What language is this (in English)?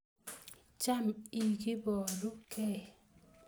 Kalenjin